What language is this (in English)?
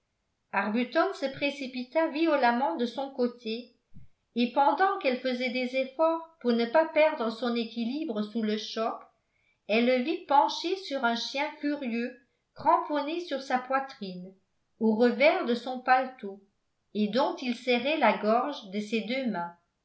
French